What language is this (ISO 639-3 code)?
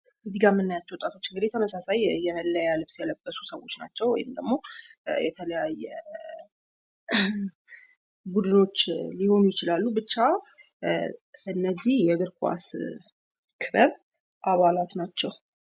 amh